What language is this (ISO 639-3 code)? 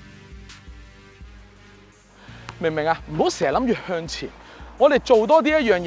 zho